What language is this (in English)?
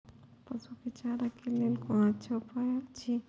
Maithili